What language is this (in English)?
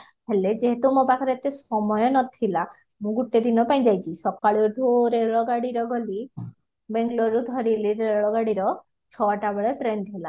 Odia